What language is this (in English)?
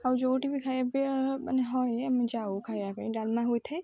Odia